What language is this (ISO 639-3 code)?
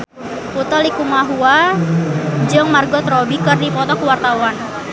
sun